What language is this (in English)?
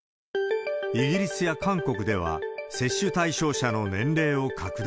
Japanese